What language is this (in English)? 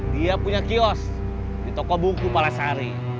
Indonesian